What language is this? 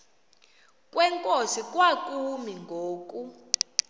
Xhosa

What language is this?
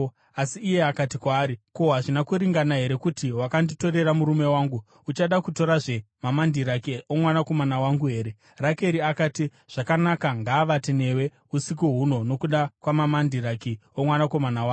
Shona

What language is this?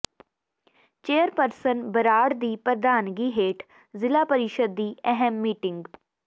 Punjabi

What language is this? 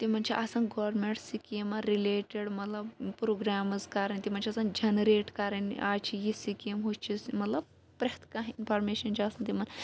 Kashmiri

